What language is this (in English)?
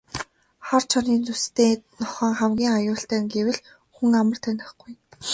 Mongolian